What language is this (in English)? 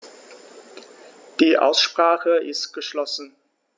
German